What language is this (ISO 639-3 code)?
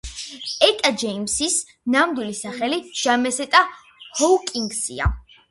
kat